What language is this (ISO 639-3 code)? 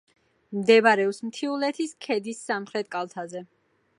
kat